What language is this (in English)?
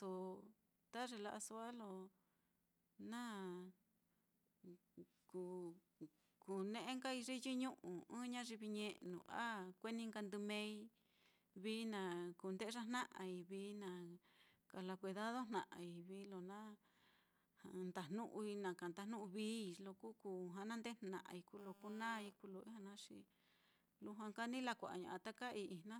Mitlatongo Mixtec